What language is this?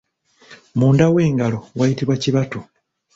Ganda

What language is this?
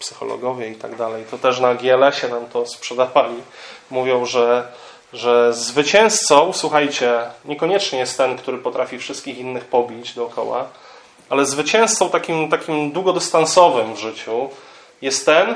Polish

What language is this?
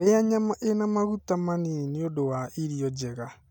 Kikuyu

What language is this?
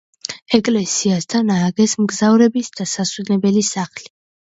Georgian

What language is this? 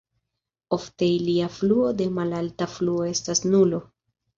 Esperanto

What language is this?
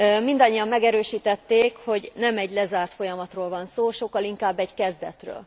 Hungarian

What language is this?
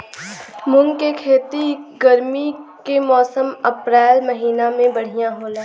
Bhojpuri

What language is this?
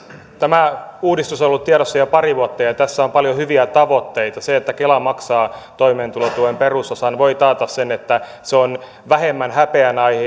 Finnish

